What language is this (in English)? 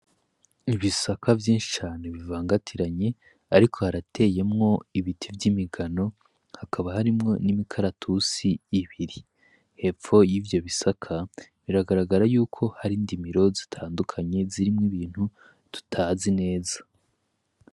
Rundi